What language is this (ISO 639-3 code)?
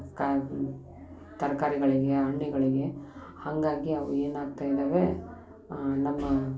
kan